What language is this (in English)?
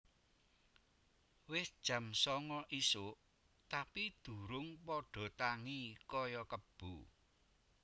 Javanese